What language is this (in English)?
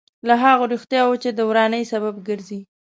Pashto